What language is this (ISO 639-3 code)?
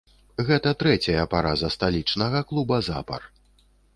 bel